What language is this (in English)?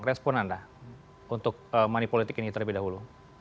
Indonesian